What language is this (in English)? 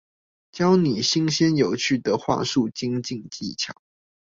Chinese